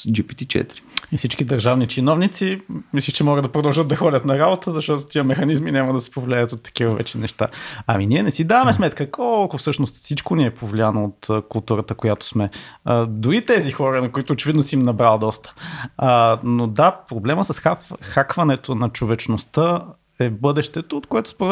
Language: Bulgarian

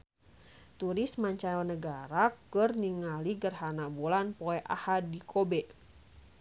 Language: Sundanese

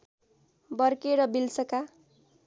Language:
Nepali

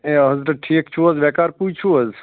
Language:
Kashmiri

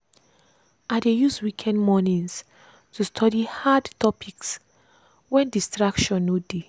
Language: Nigerian Pidgin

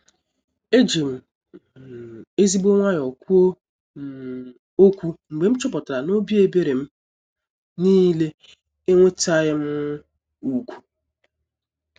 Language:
Igbo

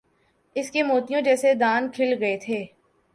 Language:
Urdu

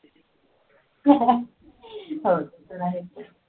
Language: Marathi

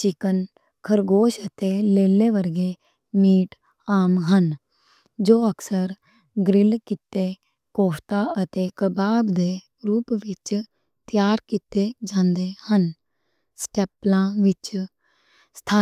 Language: Western Panjabi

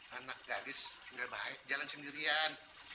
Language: Indonesian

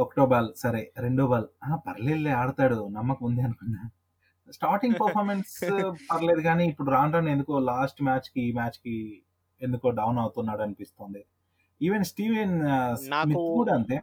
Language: Telugu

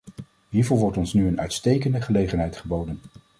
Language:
Dutch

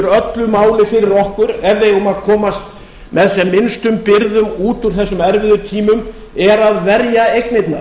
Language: Icelandic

